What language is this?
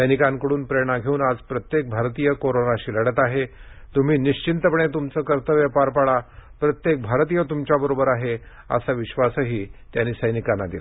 Marathi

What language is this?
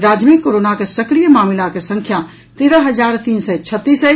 Maithili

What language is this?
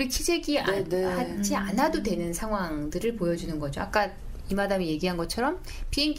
Korean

